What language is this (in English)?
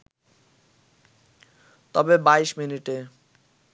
Bangla